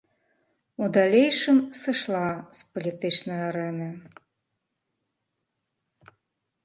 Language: Belarusian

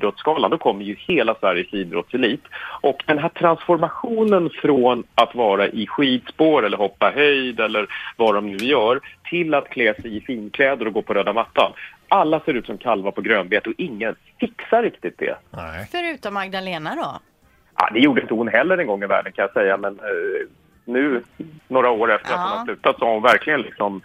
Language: Swedish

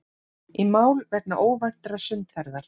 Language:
Icelandic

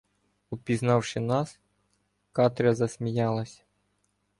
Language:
Ukrainian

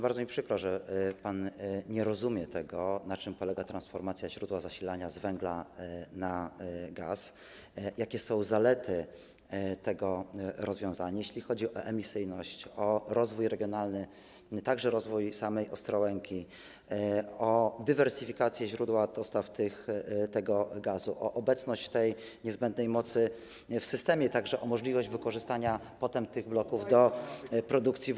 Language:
Polish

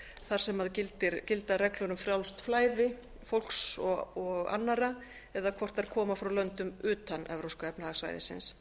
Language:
Icelandic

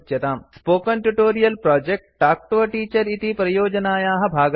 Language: Sanskrit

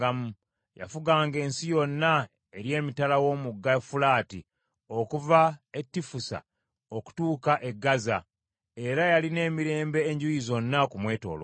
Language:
Ganda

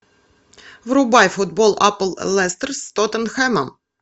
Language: Russian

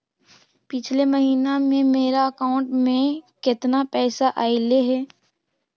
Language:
Magahi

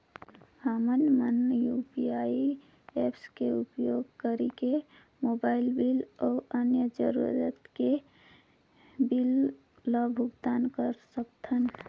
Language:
Chhattisgarhi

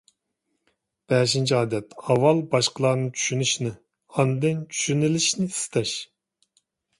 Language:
Uyghur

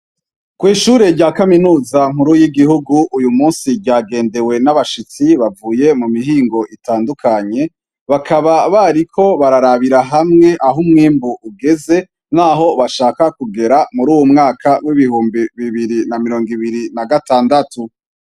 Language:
Rundi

